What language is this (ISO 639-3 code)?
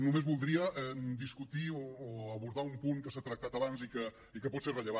cat